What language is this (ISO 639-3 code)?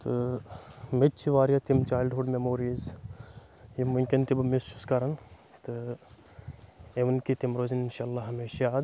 kas